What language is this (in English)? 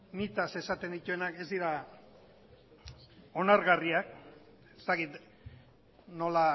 Basque